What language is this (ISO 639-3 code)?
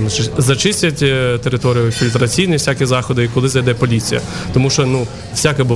ukr